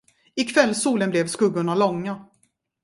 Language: Swedish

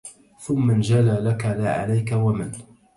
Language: Arabic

